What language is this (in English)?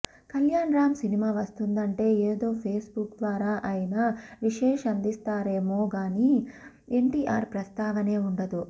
Telugu